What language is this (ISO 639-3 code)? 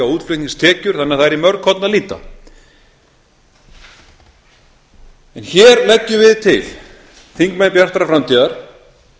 isl